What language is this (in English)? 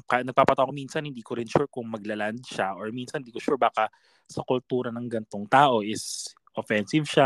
Filipino